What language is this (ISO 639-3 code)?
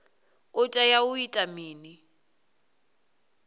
ven